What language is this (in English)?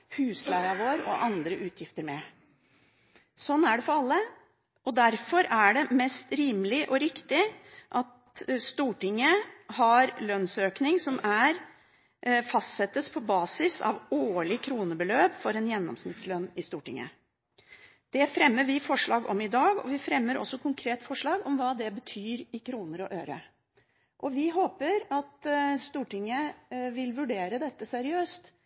Norwegian Bokmål